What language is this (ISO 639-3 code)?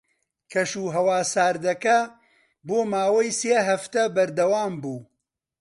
ckb